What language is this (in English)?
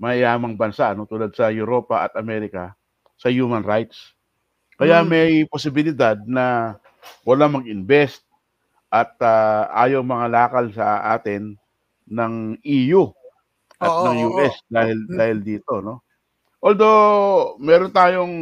Filipino